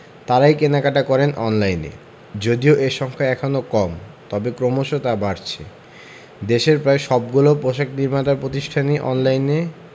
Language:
Bangla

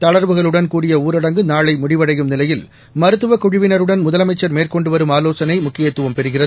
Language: Tamil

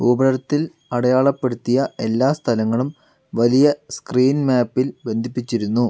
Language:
Malayalam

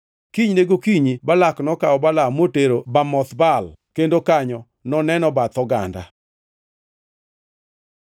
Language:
Luo (Kenya and Tanzania)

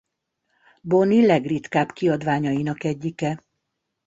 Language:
Hungarian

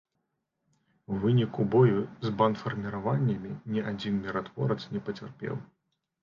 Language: Belarusian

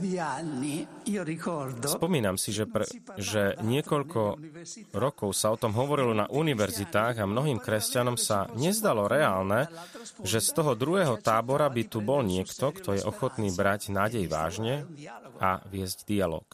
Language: Slovak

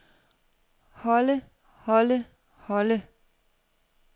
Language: Danish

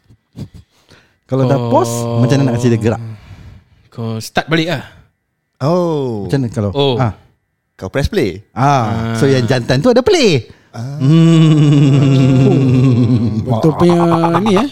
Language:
Malay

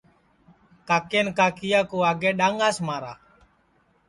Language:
Sansi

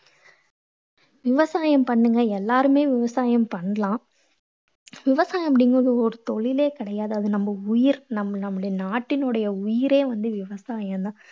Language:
Tamil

